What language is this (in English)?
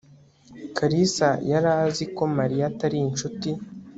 Kinyarwanda